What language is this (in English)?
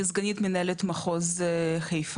Hebrew